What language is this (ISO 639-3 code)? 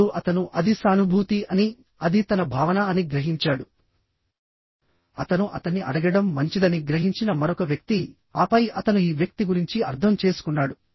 tel